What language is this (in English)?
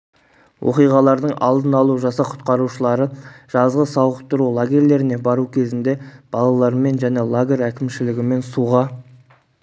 Kazakh